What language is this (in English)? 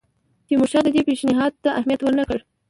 Pashto